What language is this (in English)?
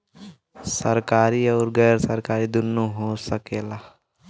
Bhojpuri